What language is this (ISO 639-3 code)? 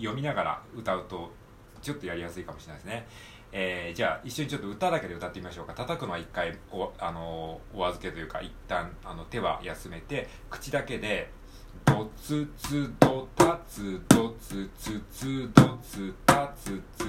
jpn